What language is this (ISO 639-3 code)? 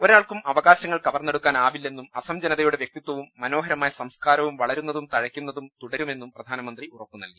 mal